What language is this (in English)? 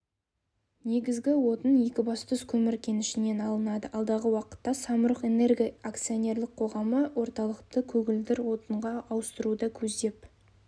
Kazakh